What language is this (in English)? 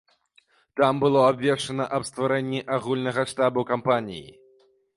Belarusian